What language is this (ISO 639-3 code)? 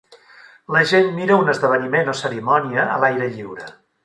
cat